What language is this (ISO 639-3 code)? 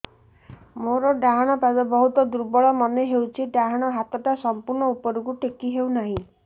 ori